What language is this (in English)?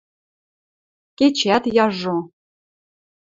Western Mari